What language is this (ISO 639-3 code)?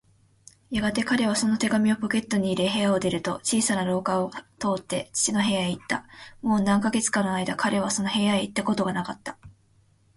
jpn